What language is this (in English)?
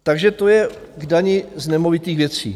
Czech